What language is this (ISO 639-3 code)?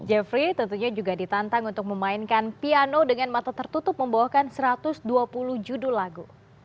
ind